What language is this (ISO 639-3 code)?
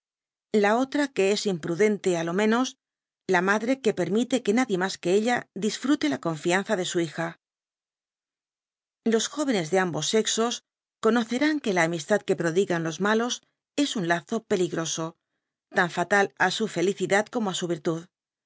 spa